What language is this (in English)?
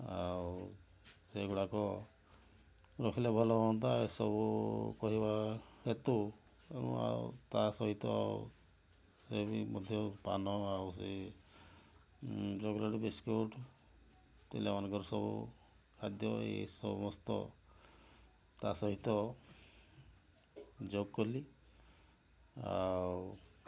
Odia